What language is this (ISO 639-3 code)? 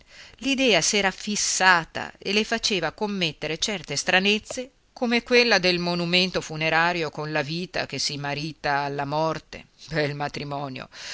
ita